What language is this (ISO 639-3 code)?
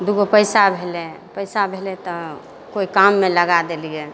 mai